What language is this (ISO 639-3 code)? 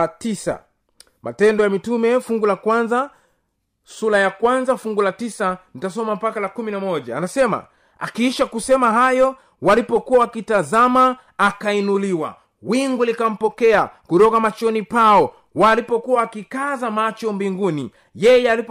swa